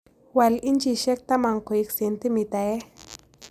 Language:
Kalenjin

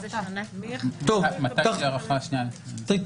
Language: Hebrew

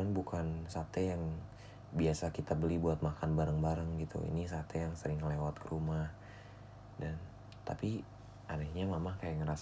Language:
Indonesian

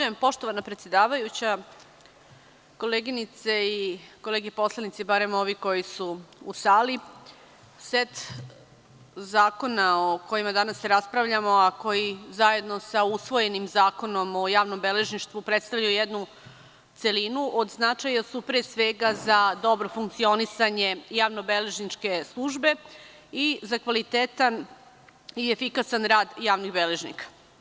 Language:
Serbian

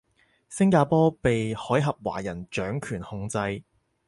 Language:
Cantonese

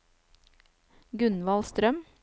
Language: Norwegian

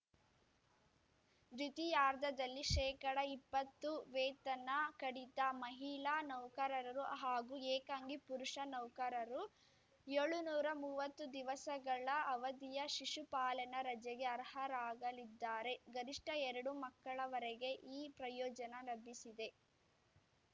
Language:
Kannada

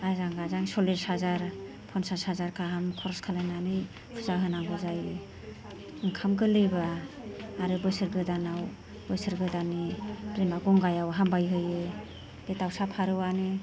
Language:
Bodo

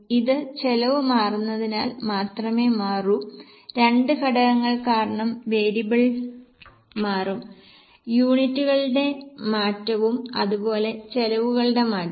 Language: Malayalam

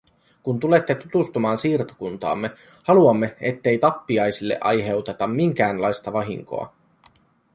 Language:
Finnish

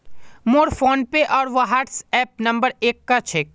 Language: Magahi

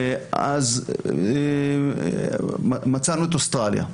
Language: Hebrew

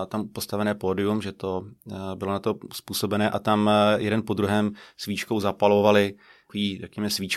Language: Czech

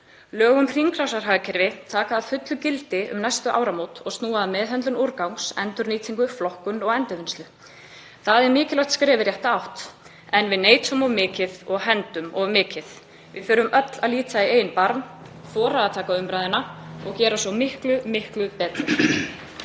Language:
Icelandic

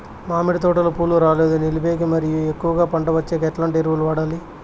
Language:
Telugu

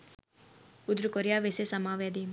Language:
Sinhala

